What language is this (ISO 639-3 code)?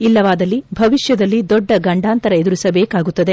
kan